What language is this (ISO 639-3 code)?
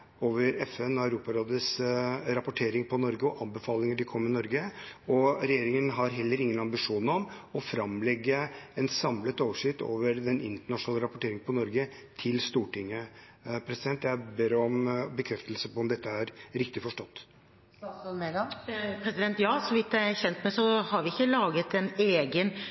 nob